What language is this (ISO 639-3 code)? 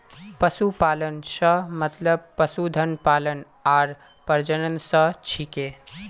mag